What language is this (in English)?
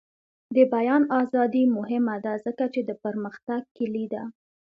Pashto